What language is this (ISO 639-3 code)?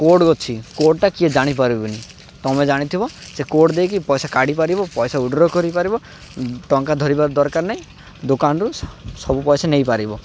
ori